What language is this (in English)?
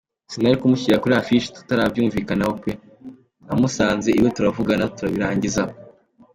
Kinyarwanda